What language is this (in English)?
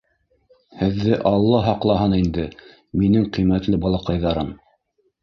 Bashkir